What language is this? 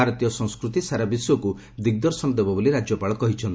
Odia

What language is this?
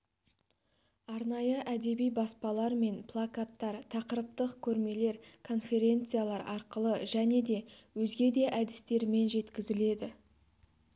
Kazakh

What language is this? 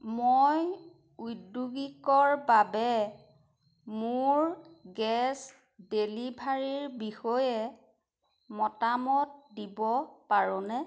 Assamese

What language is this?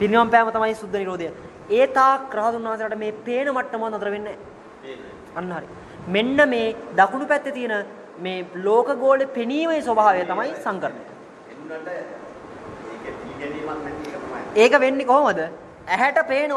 Hindi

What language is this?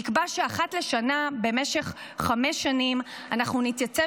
Hebrew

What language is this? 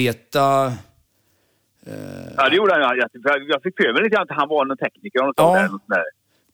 Swedish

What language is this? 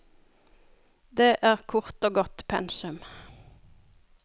Norwegian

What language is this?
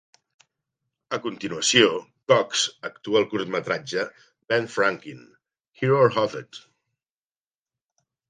Catalan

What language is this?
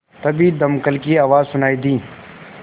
Hindi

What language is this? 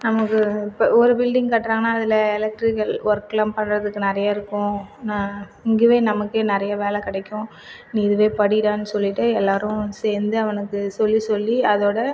Tamil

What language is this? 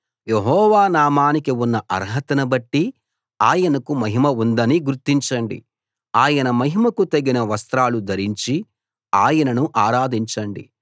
Telugu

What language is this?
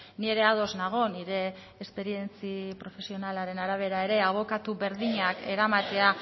Basque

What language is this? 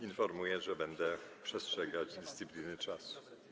Polish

